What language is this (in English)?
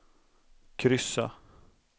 Swedish